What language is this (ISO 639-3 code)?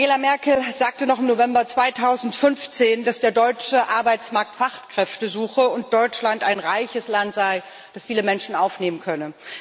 deu